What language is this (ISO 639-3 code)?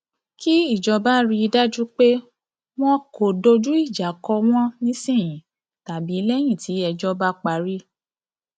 yor